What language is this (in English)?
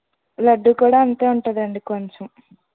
Telugu